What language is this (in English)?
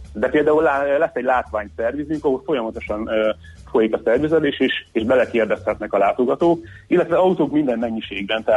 Hungarian